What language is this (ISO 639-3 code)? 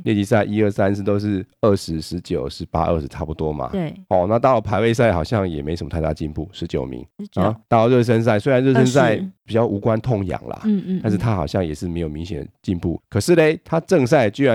zho